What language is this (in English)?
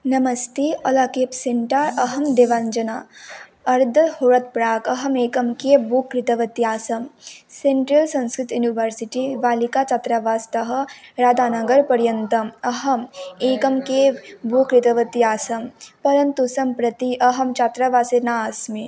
Sanskrit